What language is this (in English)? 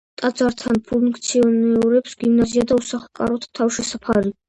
Georgian